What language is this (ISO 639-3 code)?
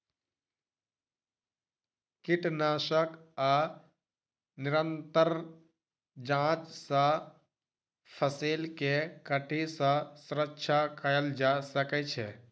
mai